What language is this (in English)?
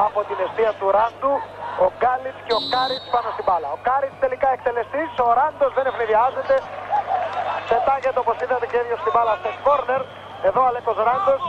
Greek